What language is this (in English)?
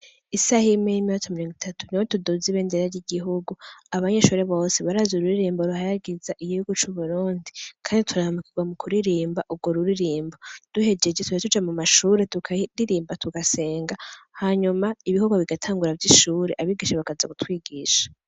Rundi